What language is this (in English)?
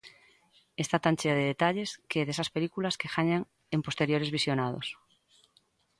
Galician